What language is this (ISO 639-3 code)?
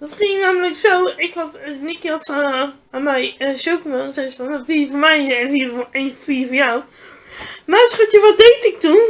nld